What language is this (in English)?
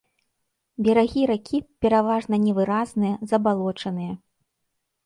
Belarusian